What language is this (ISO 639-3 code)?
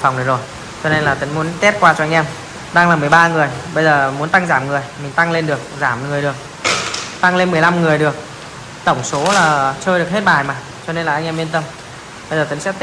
vie